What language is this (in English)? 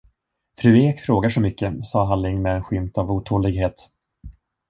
Swedish